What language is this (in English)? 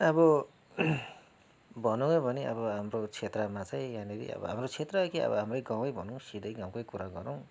Nepali